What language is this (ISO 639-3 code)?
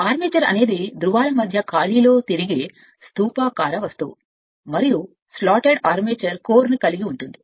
tel